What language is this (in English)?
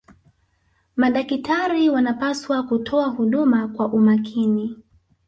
Swahili